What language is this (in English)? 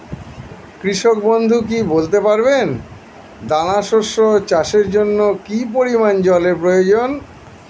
Bangla